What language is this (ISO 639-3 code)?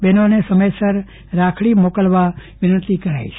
guj